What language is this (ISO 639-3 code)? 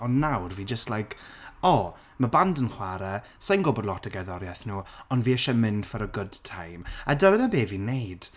cym